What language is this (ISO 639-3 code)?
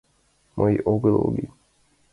chm